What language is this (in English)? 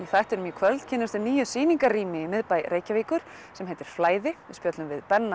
Icelandic